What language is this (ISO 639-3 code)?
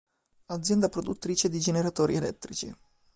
ita